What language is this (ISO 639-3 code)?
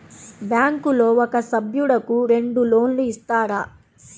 tel